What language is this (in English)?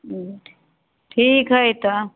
Maithili